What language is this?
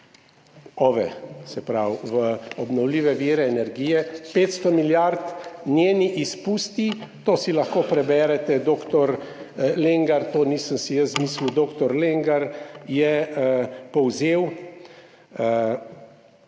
Slovenian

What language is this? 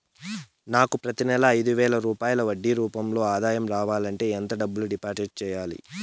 Telugu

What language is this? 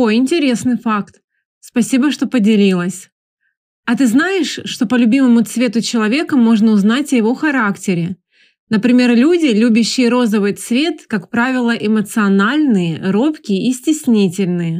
Russian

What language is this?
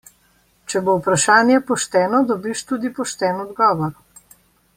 Slovenian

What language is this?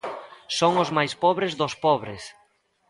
Galician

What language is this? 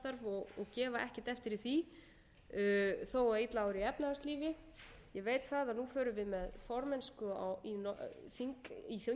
Icelandic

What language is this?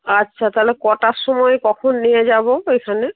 Bangla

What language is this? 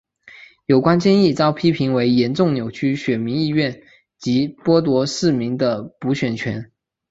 Chinese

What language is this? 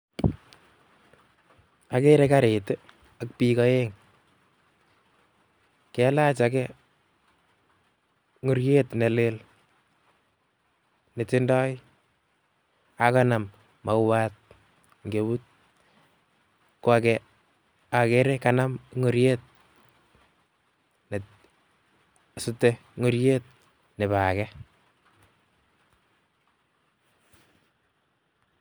Kalenjin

